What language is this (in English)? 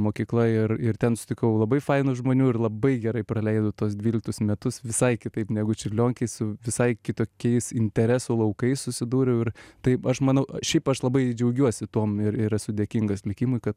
Lithuanian